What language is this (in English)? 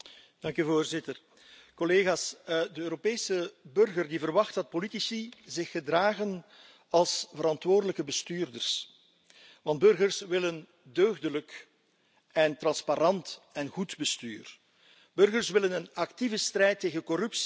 Dutch